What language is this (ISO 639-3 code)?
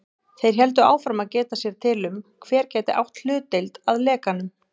isl